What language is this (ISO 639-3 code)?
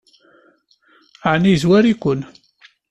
kab